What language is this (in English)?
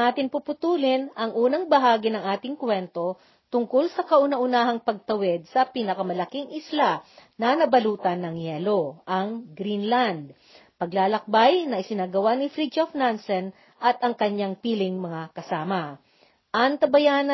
Filipino